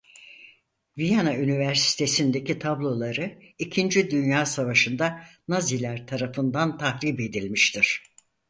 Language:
Turkish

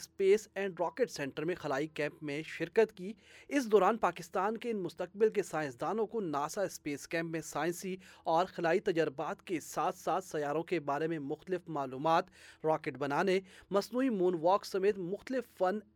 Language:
Urdu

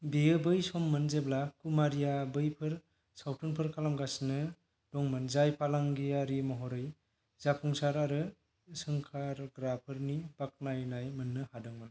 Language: Bodo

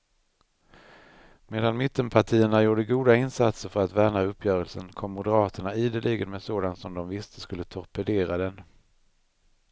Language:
Swedish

